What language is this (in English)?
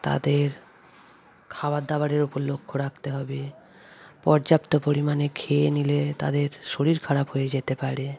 Bangla